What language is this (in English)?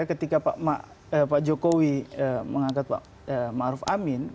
Indonesian